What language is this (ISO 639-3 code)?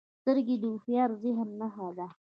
pus